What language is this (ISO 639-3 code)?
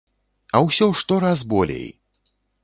bel